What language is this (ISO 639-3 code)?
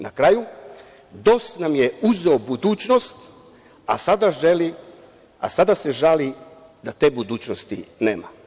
srp